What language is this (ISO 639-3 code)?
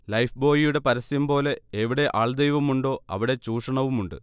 mal